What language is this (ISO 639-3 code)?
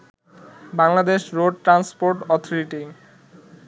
ben